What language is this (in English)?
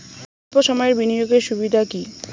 Bangla